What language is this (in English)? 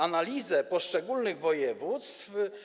Polish